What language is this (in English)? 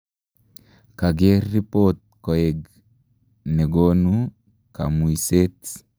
Kalenjin